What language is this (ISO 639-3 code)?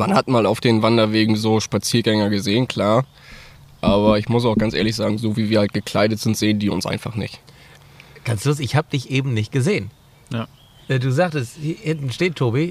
deu